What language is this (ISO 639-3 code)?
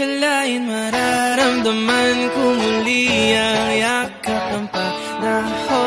fil